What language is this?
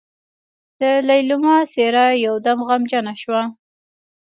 Pashto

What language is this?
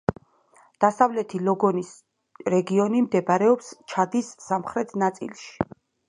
Georgian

